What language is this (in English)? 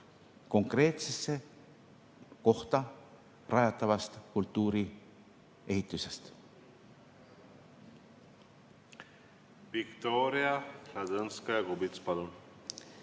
Estonian